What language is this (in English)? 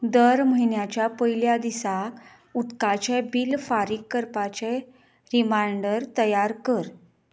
Konkani